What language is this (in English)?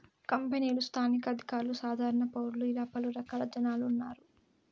Telugu